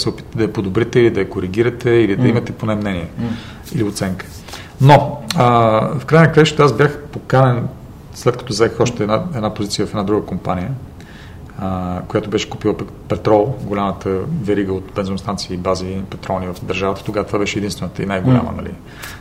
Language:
Bulgarian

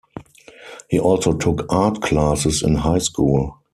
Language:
English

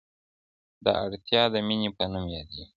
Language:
Pashto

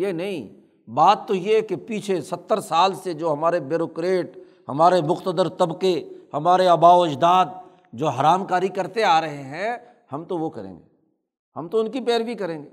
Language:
Urdu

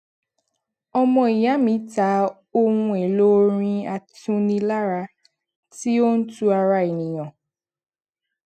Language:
Yoruba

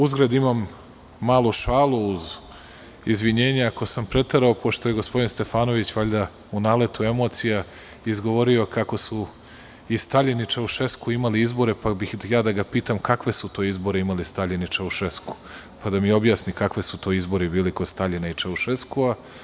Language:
Serbian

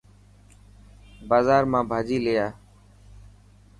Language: Dhatki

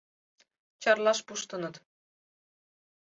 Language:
Mari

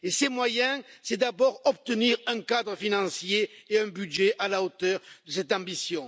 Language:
French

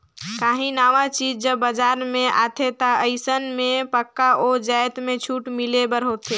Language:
Chhattisgarhi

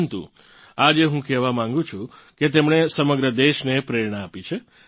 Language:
Gujarati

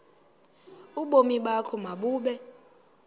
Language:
Xhosa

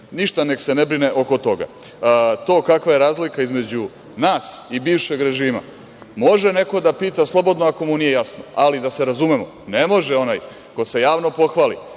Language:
Serbian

